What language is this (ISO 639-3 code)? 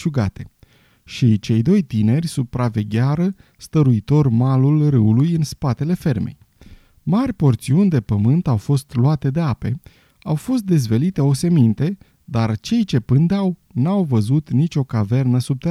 ron